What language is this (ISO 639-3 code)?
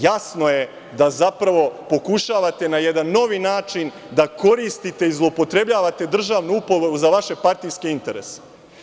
srp